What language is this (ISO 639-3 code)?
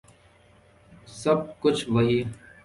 urd